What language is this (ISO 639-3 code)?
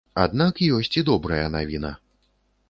bel